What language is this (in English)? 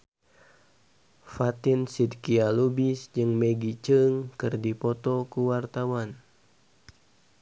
Sundanese